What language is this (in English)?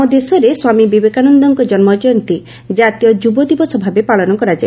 Odia